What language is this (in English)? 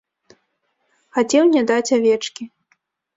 Belarusian